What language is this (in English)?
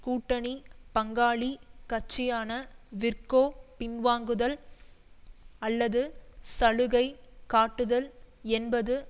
Tamil